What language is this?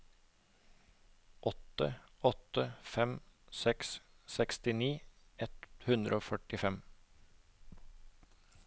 Norwegian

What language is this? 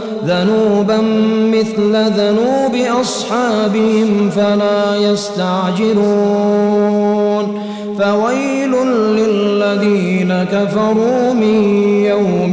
Arabic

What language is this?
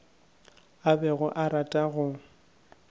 Northern Sotho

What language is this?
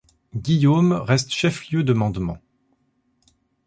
French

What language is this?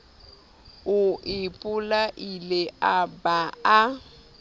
Southern Sotho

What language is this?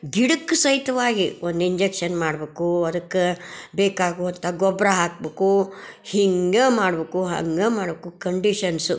Kannada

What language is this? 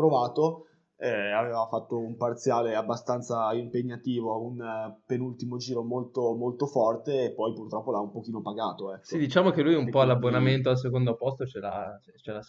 Italian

